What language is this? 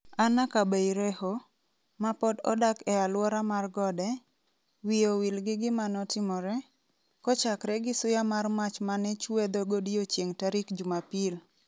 Luo (Kenya and Tanzania)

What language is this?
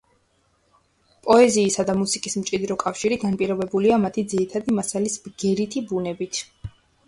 Georgian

